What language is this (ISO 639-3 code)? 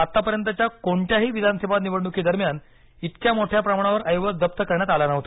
mar